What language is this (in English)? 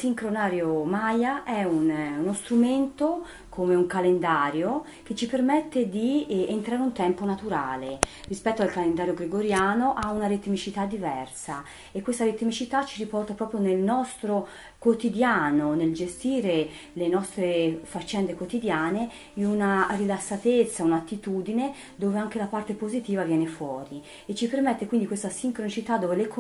Italian